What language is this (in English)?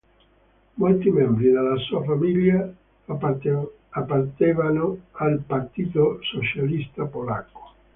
Italian